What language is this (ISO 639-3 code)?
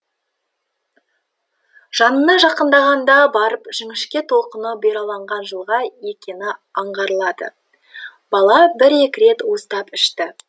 kaz